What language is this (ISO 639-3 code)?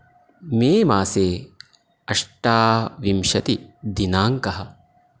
san